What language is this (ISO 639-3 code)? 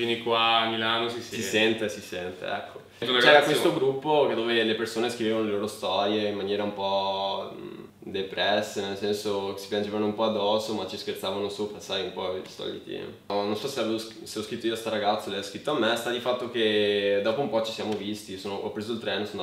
ita